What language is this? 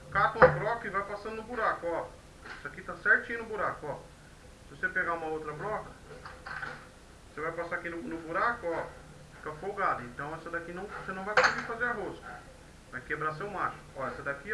Portuguese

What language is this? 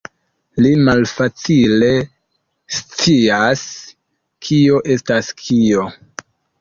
Esperanto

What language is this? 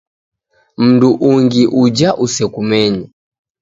Taita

